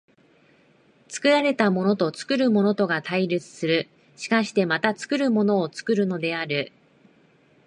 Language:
Japanese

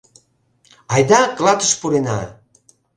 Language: Mari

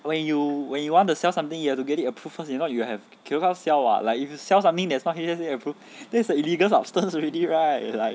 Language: English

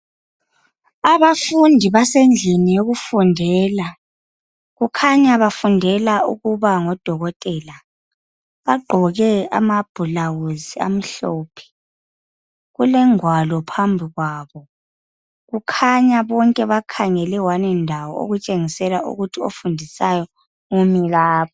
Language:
North Ndebele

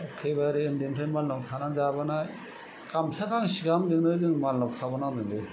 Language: Bodo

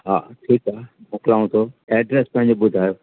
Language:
Sindhi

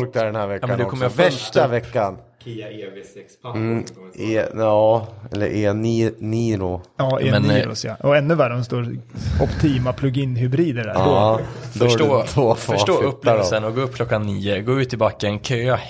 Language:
Swedish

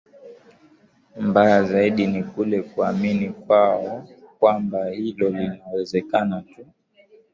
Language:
Swahili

